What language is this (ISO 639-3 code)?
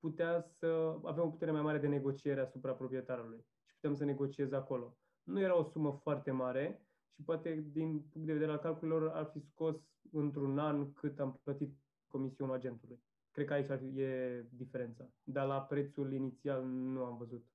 ron